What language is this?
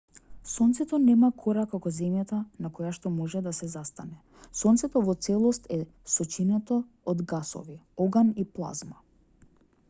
Macedonian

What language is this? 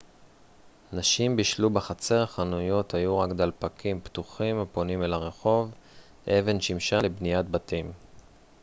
Hebrew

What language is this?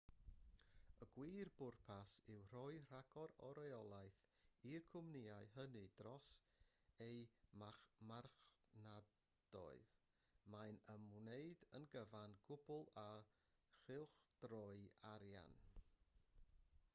Welsh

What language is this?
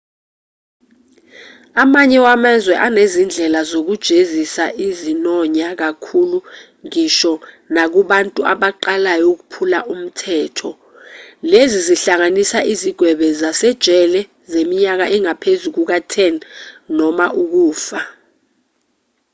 Zulu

